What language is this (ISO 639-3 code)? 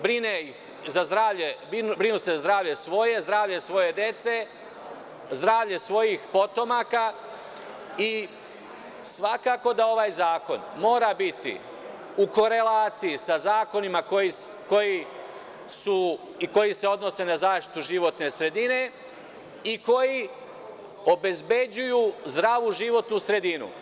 srp